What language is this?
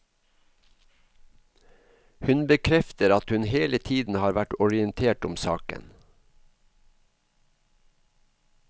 Norwegian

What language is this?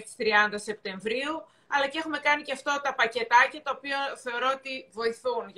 Greek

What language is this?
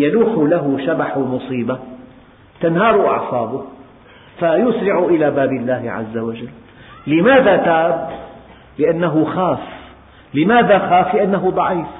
Arabic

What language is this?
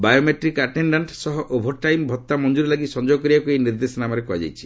Odia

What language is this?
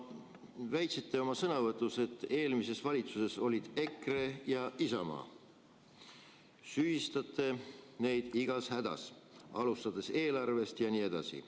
Estonian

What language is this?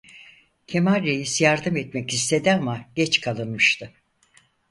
Turkish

